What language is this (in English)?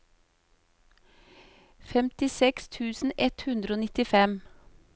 Norwegian